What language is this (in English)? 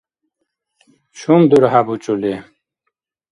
Dargwa